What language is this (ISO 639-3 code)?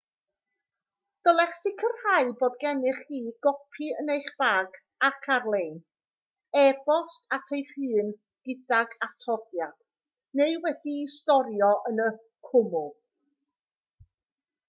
cym